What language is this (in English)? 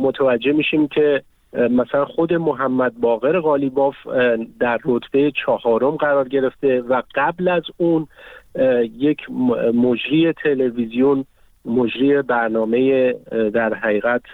Persian